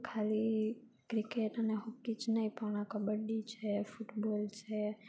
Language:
Gujarati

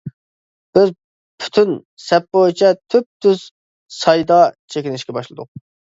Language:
Uyghur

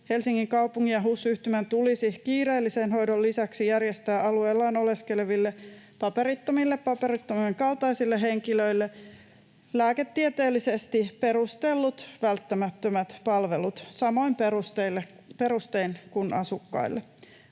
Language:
Finnish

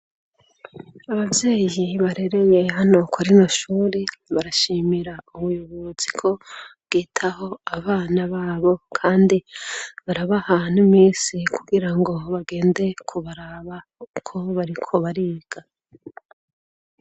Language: Rundi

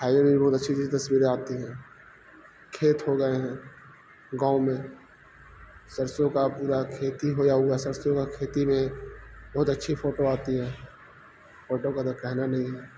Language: Urdu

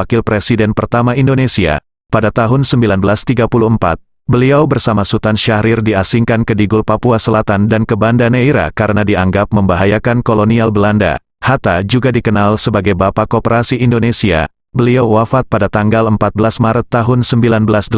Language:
Indonesian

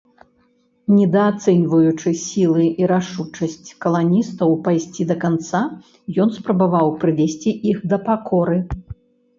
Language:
Belarusian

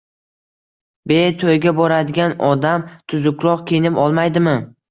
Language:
Uzbek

